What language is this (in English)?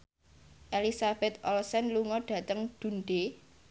Javanese